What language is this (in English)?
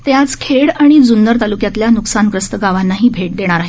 Marathi